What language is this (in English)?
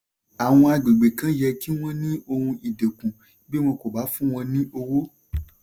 Yoruba